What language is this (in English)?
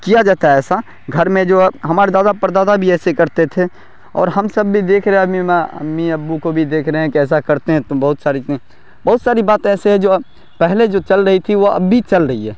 Urdu